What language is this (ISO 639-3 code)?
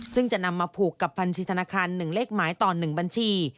tha